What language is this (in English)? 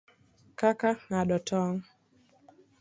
Luo (Kenya and Tanzania)